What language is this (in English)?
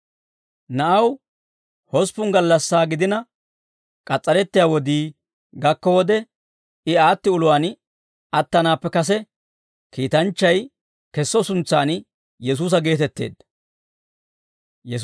Dawro